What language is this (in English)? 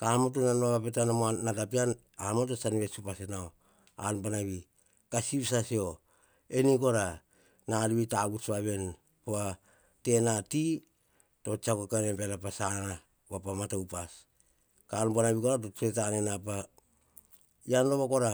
Hahon